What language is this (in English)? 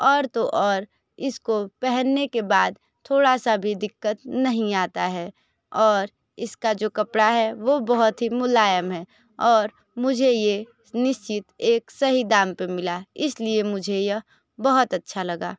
Hindi